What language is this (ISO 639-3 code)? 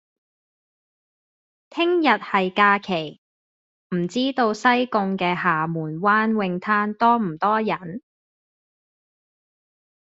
yue